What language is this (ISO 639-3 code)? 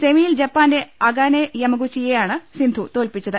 mal